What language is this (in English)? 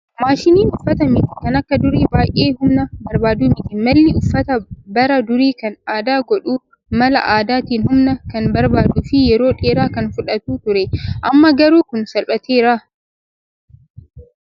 Oromo